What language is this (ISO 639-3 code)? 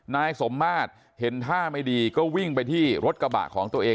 tha